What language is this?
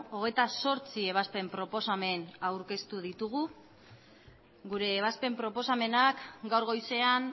Basque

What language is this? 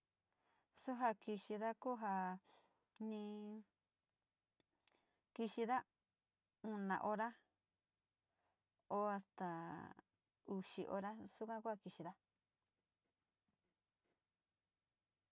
Sinicahua Mixtec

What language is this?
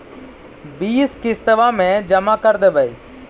Magahi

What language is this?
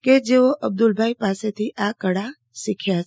Gujarati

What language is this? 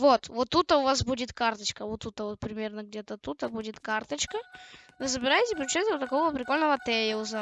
Russian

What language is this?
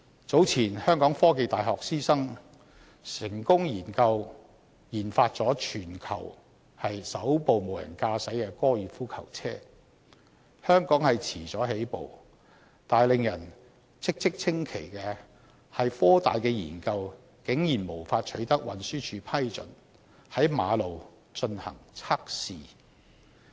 Cantonese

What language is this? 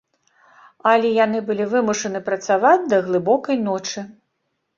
Belarusian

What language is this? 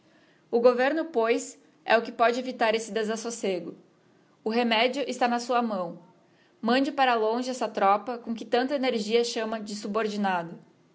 Portuguese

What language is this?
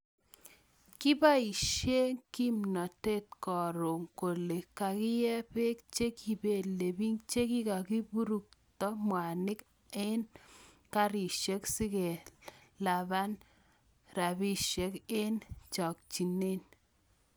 Kalenjin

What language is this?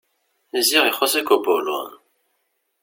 Kabyle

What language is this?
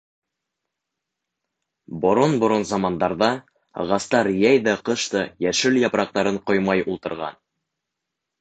Bashkir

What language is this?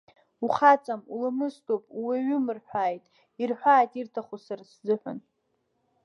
Abkhazian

